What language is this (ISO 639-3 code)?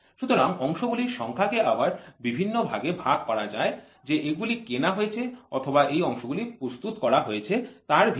ben